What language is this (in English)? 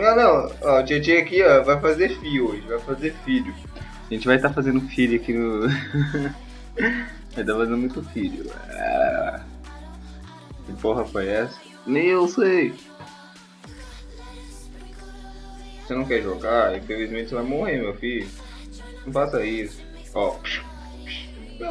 Portuguese